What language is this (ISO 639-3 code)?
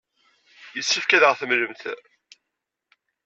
kab